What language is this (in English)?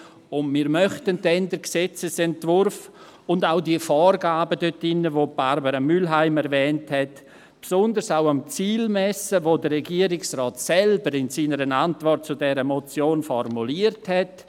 Swiss German